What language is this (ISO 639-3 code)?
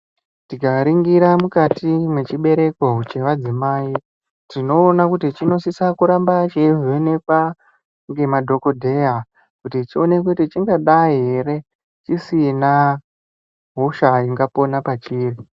ndc